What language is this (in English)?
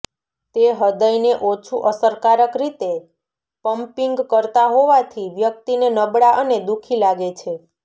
Gujarati